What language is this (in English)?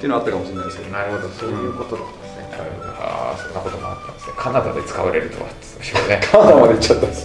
Japanese